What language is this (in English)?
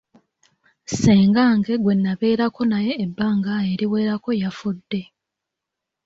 Ganda